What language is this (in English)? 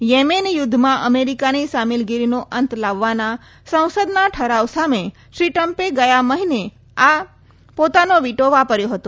Gujarati